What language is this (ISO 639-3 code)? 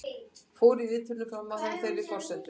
isl